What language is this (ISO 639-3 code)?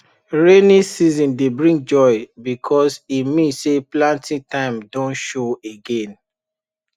pcm